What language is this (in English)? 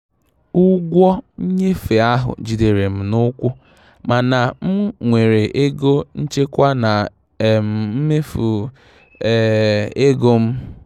Igbo